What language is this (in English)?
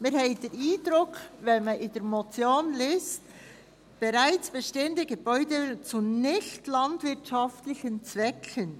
Swiss German